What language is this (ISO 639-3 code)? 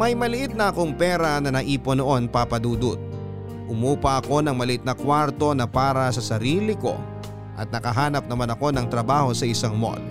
fil